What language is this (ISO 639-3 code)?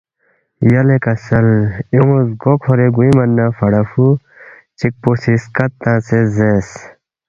bft